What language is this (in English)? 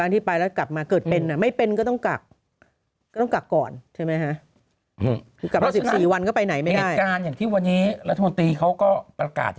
Thai